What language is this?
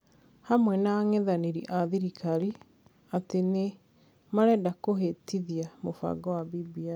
Kikuyu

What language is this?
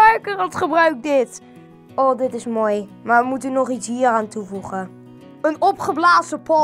Dutch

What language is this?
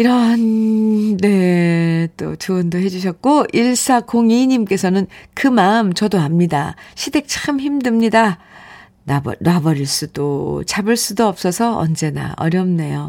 Korean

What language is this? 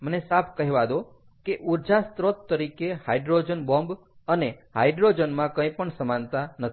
Gujarati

